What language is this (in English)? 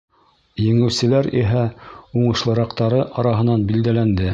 Bashkir